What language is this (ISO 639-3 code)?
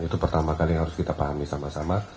ind